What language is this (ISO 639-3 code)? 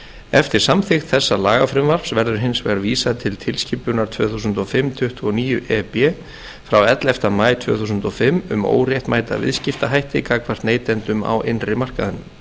isl